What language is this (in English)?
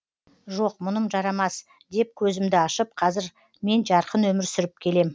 Kazakh